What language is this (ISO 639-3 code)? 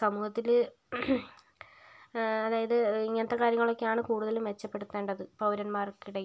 mal